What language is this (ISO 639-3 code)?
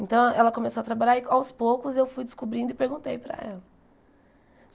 por